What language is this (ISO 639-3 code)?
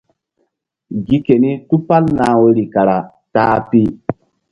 mdd